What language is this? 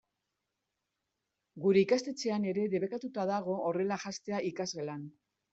Basque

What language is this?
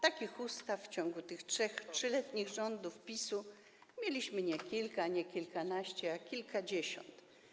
Polish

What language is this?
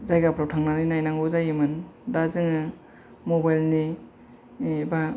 Bodo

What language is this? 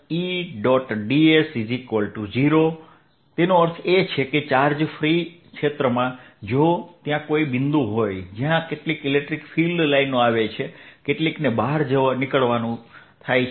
Gujarati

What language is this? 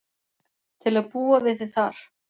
Icelandic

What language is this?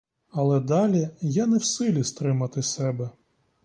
Ukrainian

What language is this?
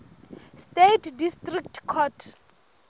Southern Sotho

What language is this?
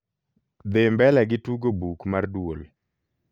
Luo (Kenya and Tanzania)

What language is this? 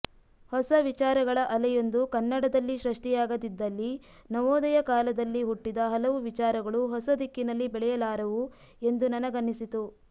Kannada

